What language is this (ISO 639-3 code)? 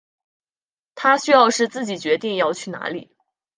zho